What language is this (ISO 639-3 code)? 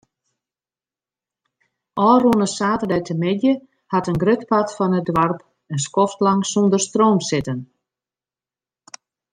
fry